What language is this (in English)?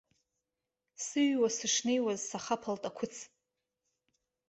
Abkhazian